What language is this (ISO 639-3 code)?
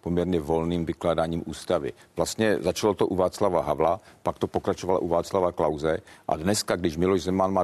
ces